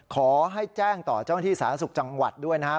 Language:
Thai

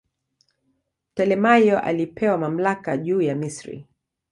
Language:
Swahili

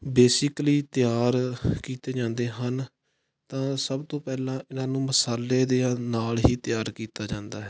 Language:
Punjabi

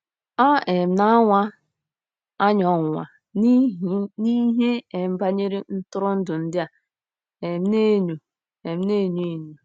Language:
Igbo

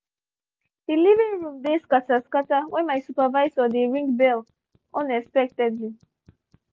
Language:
Nigerian Pidgin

